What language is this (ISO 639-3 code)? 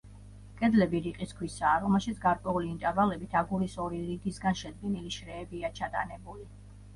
kat